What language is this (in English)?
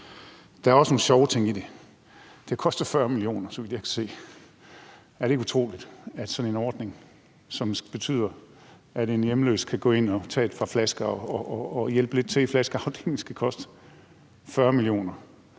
Danish